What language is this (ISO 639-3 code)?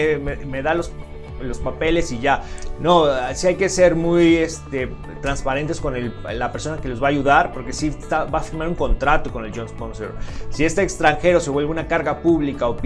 spa